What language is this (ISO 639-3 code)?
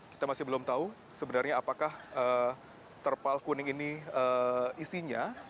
ind